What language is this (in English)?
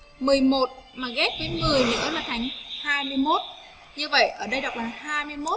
Vietnamese